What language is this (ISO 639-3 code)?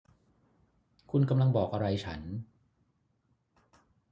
tha